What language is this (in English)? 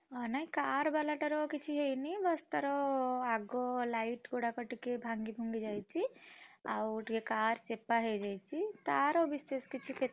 Odia